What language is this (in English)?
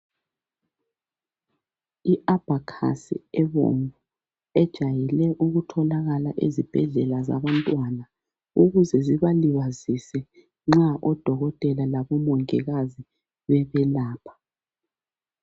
North Ndebele